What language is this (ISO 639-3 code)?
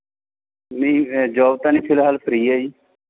pan